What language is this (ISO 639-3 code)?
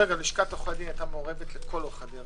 heb